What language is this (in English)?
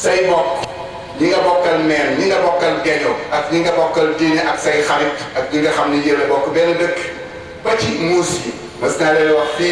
English